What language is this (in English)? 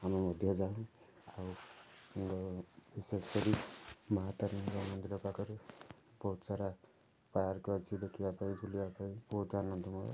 Odia